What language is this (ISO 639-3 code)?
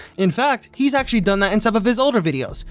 eng